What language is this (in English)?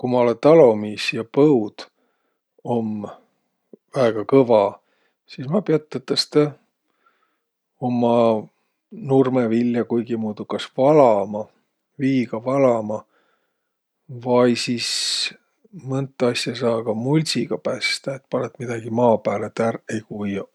Võro